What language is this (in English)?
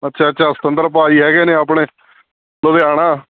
Punjabi